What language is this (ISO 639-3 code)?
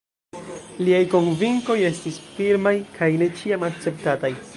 epo